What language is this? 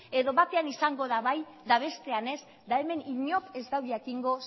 Basque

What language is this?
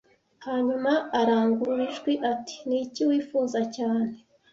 Kinyarwanda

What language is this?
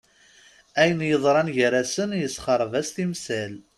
Kabyle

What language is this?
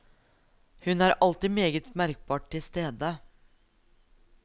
Norwegian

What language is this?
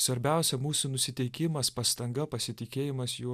Lithuanian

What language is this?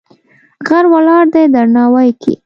Pashto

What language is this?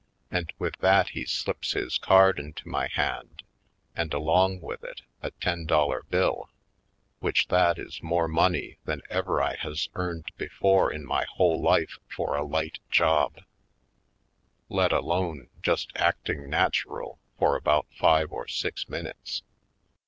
English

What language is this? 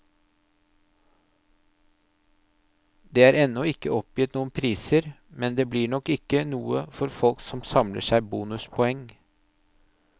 Norwegian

